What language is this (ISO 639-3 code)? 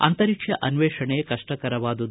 kan